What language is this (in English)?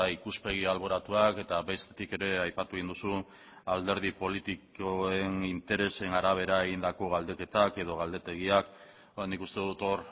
Basque